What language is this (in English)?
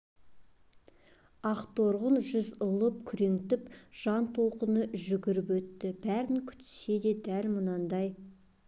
Kazakh